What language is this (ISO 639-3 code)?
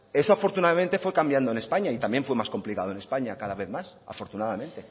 spa